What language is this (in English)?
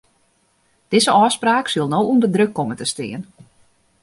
Western Frisian